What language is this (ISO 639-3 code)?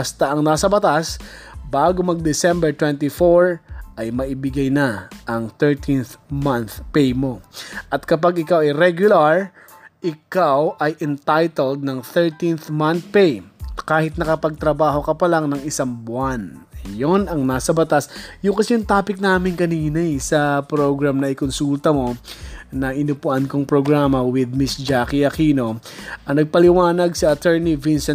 fil